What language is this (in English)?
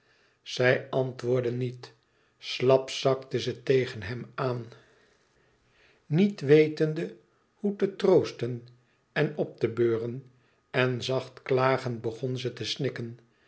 Dutch